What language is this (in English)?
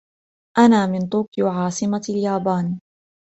Arabic